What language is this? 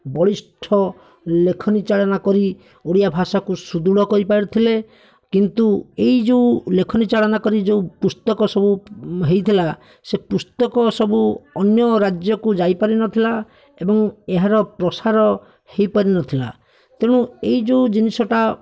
Odia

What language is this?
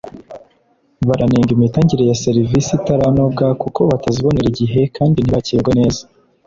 Kinyarwanda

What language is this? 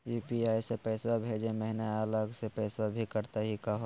Magahi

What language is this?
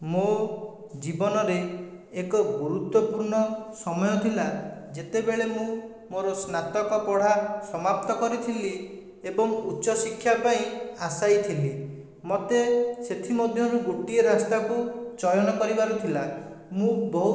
Odia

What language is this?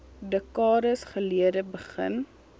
Afrikaans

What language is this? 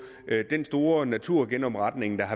Danish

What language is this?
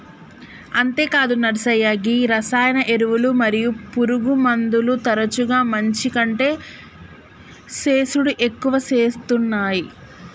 Telugu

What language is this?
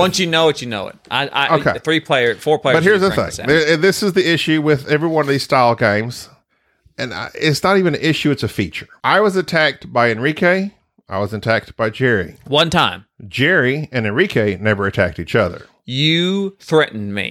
English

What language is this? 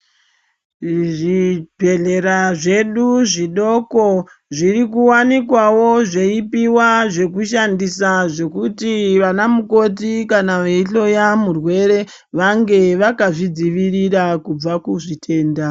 Ndau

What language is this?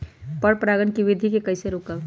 Magahi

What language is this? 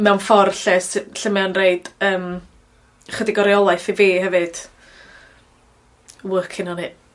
Welsh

